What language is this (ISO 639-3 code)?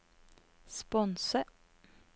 nor